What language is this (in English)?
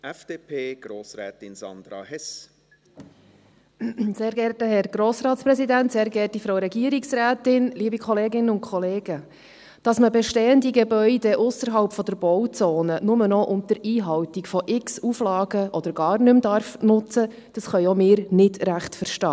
Swiss German